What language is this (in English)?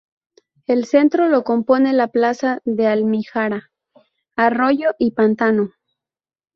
Spanish